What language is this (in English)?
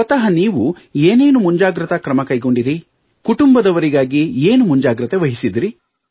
Kannada